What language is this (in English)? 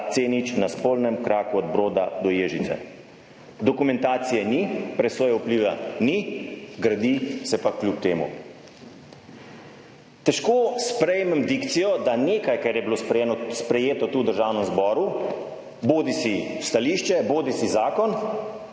Slovenian